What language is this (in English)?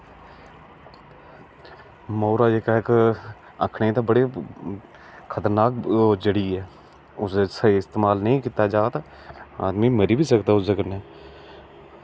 Dogri